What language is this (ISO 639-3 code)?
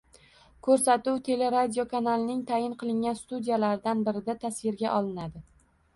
uzb